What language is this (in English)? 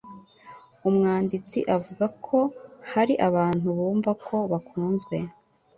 Kinyarwanda